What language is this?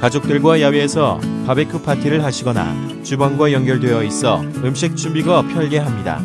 Korean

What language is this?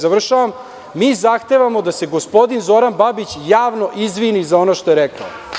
Serbian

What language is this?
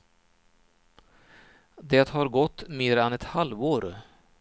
Swedish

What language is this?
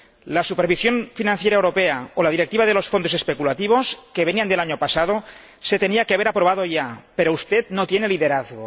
Spanish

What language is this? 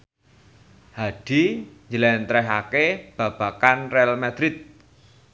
Javanese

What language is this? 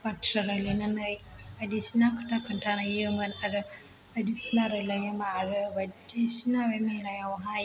Bodo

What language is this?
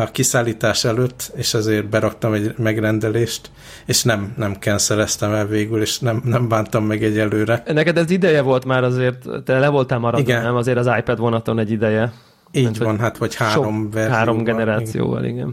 Hungarian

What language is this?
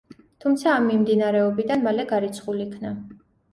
Georgian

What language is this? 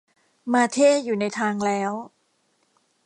Thai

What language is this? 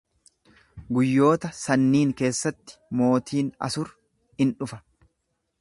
Oromo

